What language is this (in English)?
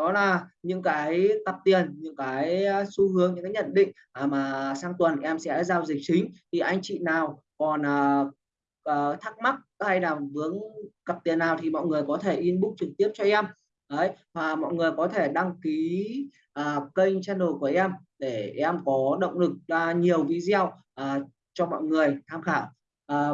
Vietnamese